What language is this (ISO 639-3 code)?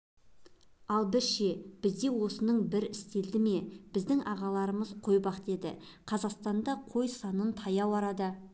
kaz